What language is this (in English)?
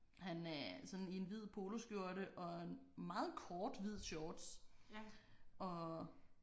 Danish